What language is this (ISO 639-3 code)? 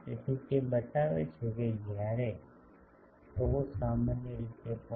guj